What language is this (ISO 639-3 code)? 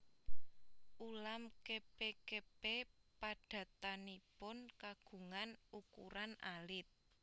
jav